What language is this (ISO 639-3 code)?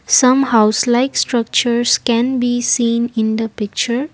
eng